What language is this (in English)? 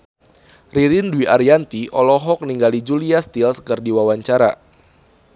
Sundanese